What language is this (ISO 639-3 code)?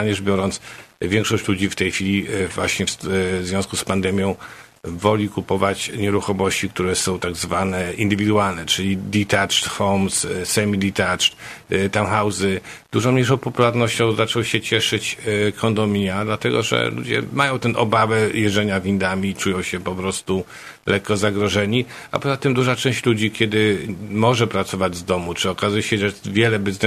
pol